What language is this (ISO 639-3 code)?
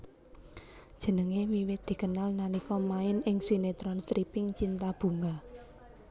jav